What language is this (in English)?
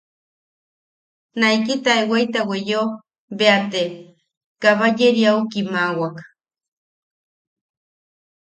Yaqui